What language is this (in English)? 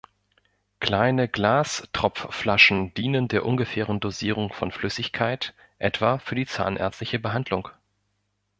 German